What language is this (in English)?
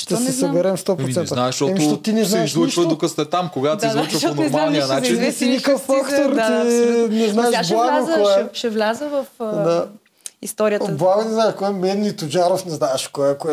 Bulgarian